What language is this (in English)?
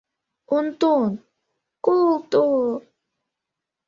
Mari